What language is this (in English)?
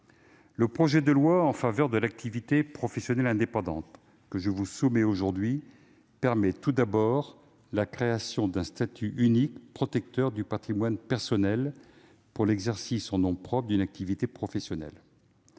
French